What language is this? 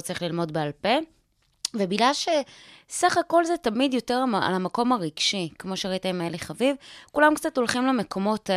Hebrew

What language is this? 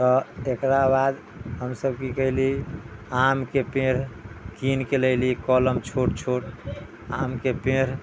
Maithili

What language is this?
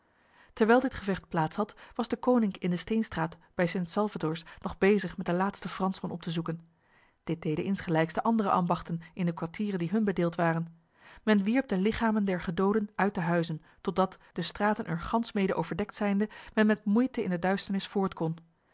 Dutch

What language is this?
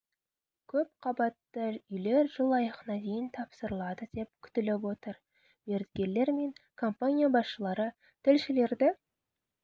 Kazakh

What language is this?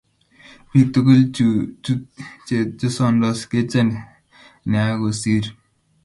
Kalenjin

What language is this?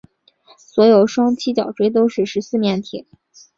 Chinese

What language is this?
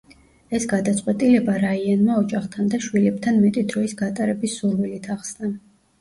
Georgian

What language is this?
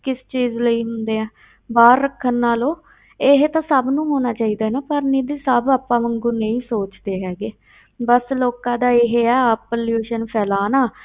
Punjabi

